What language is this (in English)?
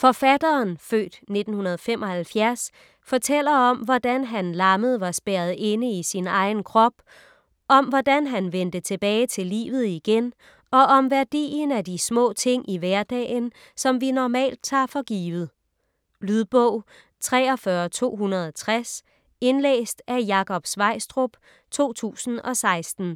Danish